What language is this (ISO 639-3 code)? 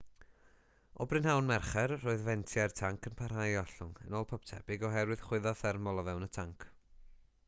cym